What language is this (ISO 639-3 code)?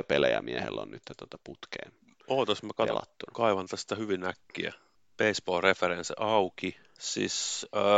fin